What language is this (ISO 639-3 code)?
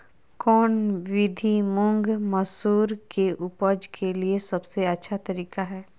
mag